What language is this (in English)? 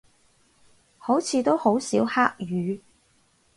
Cantonese